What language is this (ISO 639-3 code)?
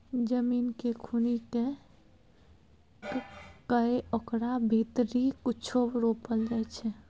mai